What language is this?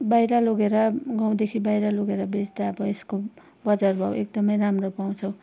Nepali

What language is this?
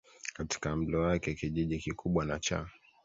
Swahili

